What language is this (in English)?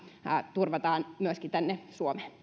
Finnish